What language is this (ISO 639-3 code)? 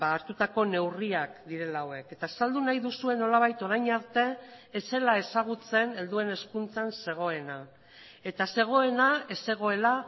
eus